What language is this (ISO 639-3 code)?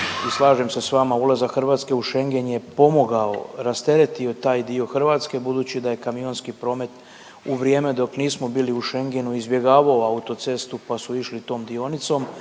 hrv